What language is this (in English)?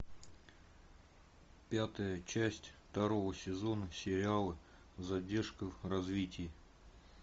Russian